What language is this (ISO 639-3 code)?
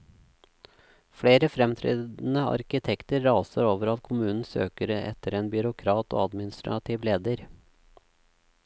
nor